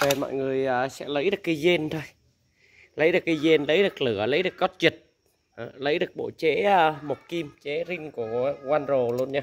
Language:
Vietnamese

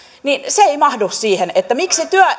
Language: Finnish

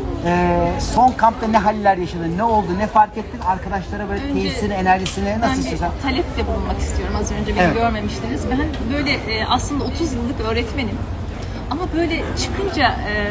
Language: Turkish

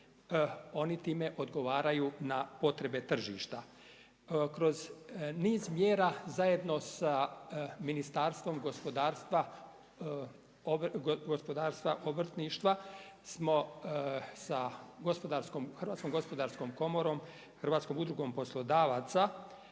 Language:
Croatian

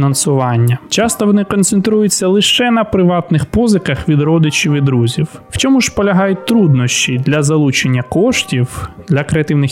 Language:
Ukrainian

